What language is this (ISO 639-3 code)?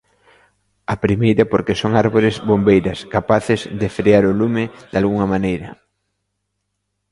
glg